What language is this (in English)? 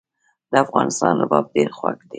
Pashto